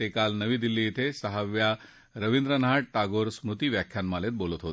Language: Marathi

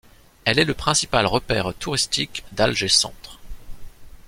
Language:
French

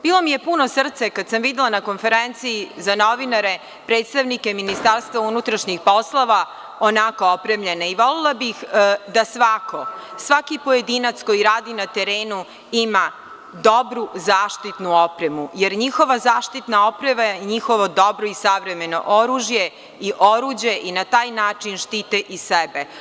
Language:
Serbian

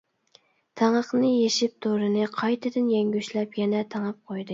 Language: Uyghur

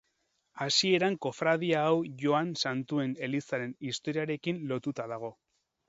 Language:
Basque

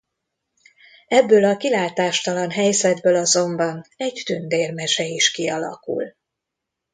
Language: Hungarian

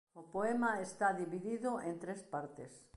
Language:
Galician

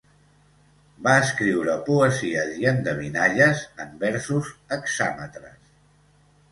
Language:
Catalan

